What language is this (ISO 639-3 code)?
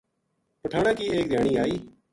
gju